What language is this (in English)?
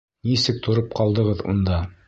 Bashkir